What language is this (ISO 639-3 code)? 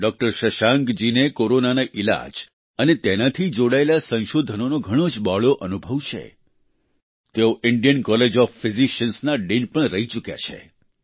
guj